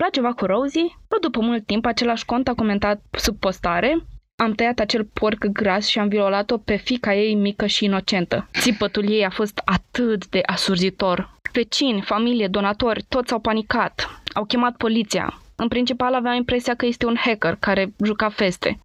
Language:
Romanian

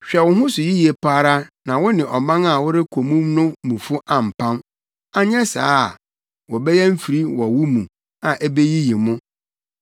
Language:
Akan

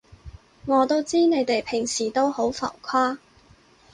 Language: Cantonese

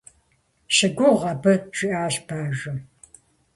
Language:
Kabardian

